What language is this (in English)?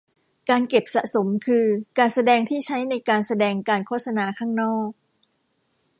Thai